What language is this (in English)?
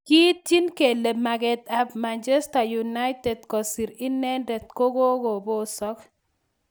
Kalenjin